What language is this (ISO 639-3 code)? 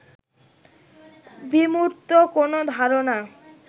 ben